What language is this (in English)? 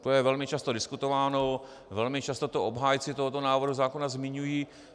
Czech